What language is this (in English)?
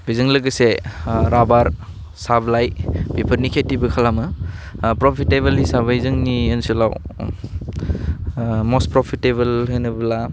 Bodo